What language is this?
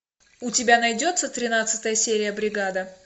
Russian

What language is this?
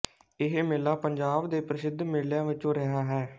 Punjabi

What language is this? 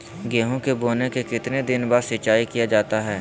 Magahi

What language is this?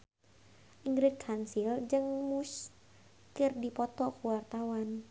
Sundanese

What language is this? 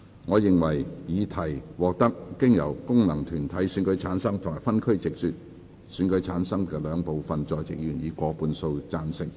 Cantonese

